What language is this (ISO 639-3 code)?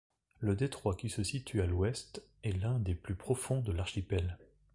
fra